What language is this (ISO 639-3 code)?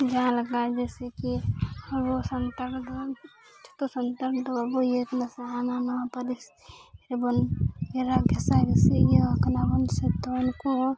sat